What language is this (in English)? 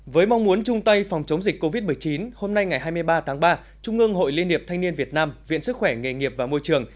Vietnamese